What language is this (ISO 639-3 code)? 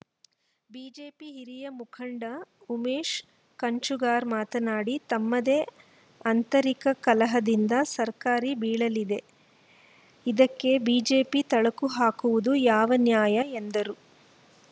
kan